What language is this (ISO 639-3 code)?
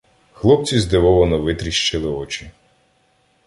ukr